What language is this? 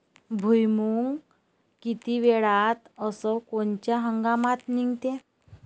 Marathi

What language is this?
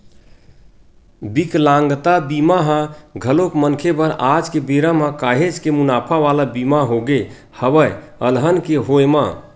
Chhattisgarhi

